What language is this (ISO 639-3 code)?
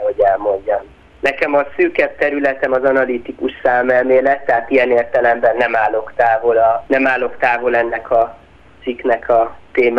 hun